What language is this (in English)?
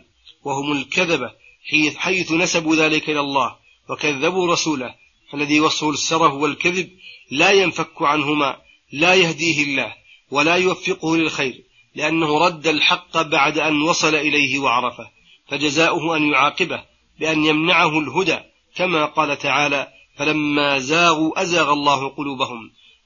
Arabic